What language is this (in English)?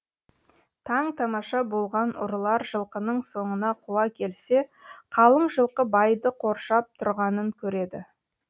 Kazakh